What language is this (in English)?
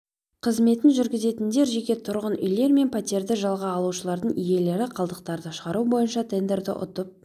Kazakh